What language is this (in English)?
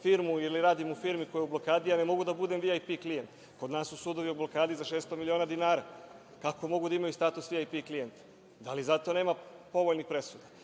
Serbian